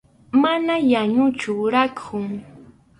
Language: Arequipa-La Unión Quechua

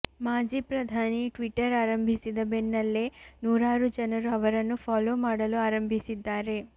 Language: Kannada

